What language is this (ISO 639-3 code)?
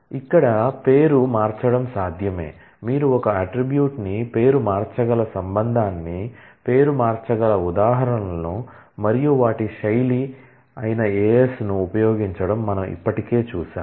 tel